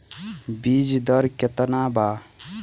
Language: Bhojpuri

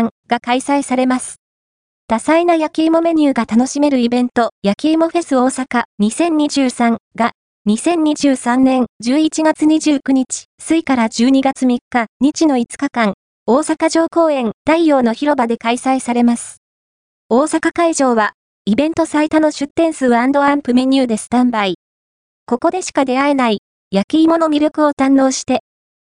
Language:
Japanese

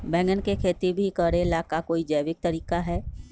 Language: Magahi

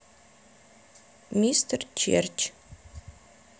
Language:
Russian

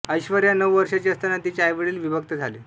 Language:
Marathi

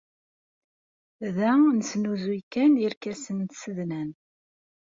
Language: Kabyle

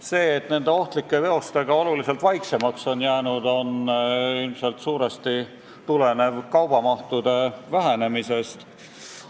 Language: Estonian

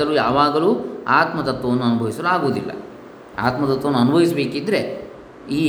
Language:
Kannada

